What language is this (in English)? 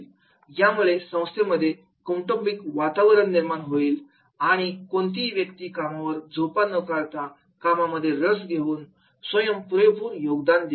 Marathi